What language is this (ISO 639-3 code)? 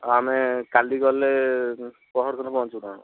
ori